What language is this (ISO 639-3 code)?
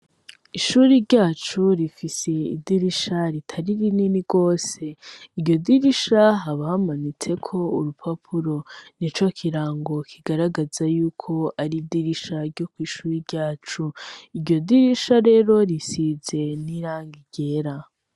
run